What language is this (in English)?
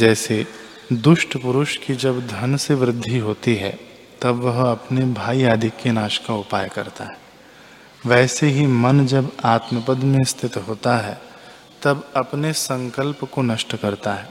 Hindi